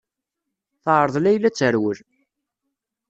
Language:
Kabyle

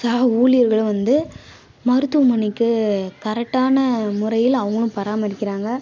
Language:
Tamil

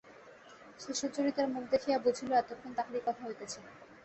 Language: Bangla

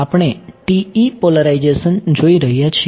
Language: Gujarati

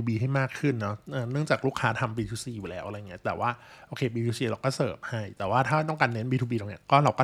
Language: Thai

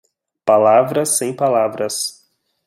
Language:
Portuguese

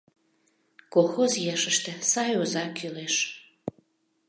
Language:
Mari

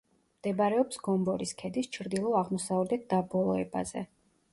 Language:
Georgian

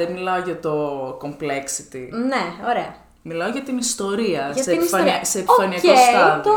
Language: Greek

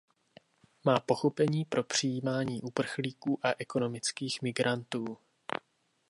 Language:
Czech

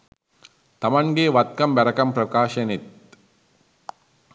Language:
Sinhala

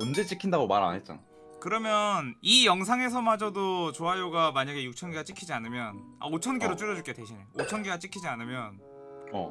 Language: Korean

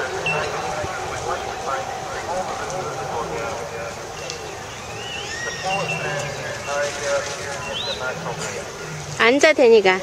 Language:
Korean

